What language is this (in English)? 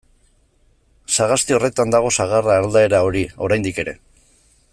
Basque